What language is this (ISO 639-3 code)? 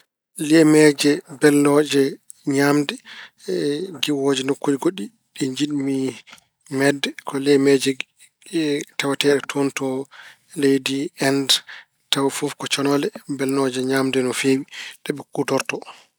ful